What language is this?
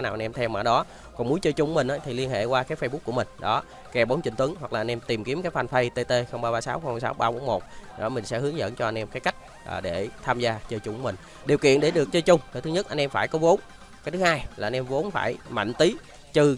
Vietnamese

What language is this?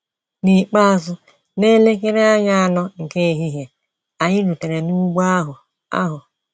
Igbo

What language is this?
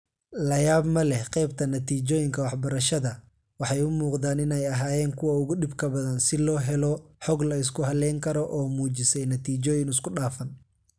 Somali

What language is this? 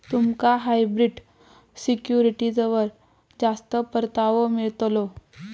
Marathi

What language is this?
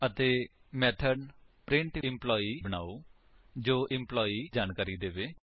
Punjabi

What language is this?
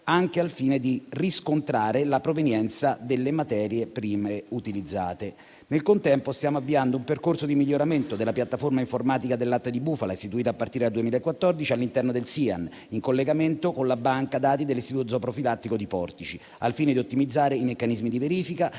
Italian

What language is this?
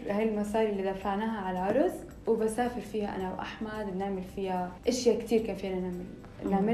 Arabic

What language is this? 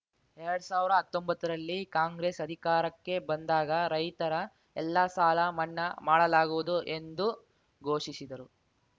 Kannada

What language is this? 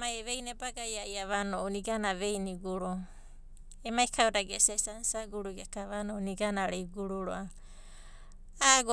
Abadi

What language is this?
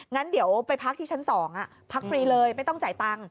Thai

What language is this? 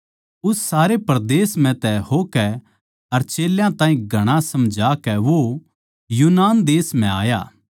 Haryanvi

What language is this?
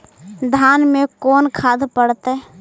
Magahi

